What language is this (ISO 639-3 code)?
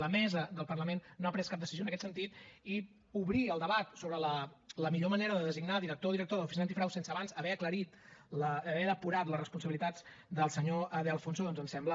cat